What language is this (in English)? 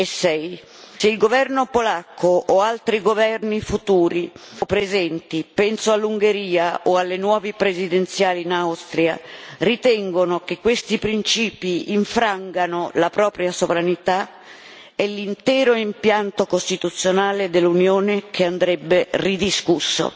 Italian